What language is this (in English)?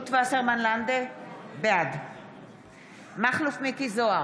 Hebrew